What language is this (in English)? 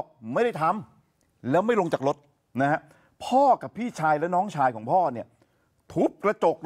Thai